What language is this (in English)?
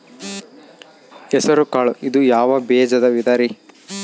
Kannada